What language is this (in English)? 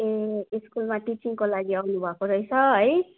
Nepali